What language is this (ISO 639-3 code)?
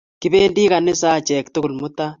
kln